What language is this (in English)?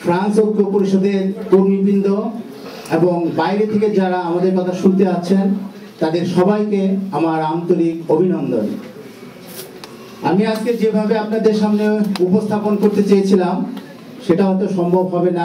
French